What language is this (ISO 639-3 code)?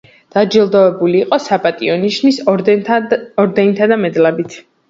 kat